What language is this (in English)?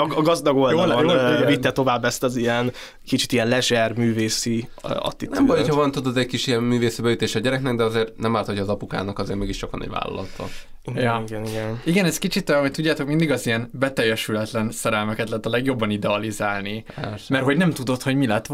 Hungarian